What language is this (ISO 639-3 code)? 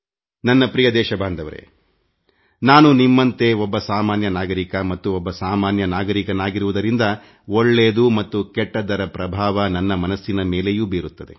kan